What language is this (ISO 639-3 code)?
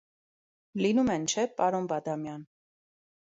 hye